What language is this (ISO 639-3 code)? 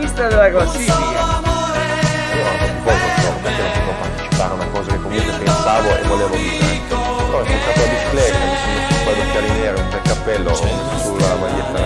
ita